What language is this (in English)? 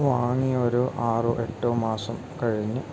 Malayalam